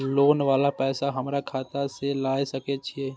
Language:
Maithili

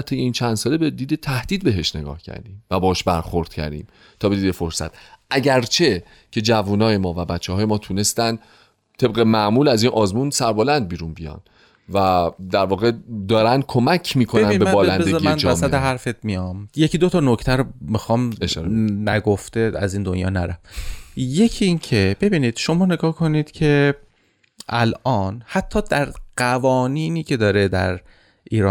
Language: Persian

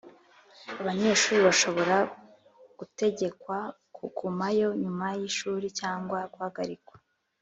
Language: Kinyarwanda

